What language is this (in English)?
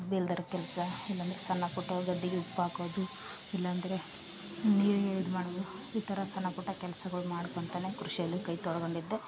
Kannada